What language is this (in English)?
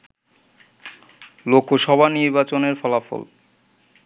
Bangla